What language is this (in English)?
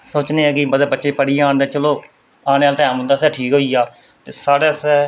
Dogri